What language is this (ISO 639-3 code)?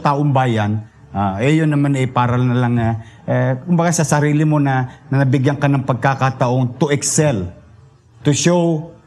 fil